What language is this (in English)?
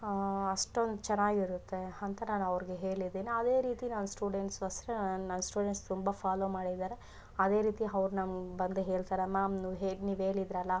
Kannada